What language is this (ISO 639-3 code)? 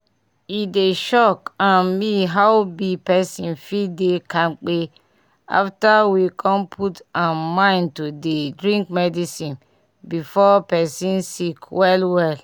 pcm